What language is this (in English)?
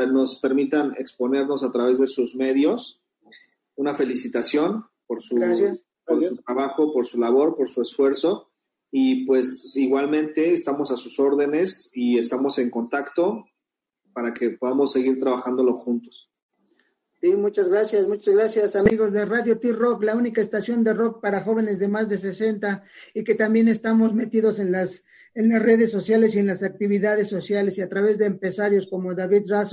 Spanish